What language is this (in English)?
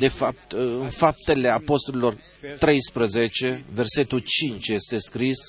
Romanian